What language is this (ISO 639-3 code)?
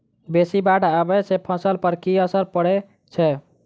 mai